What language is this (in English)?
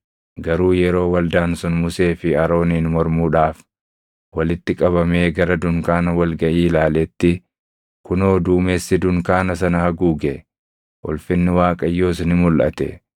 Oromo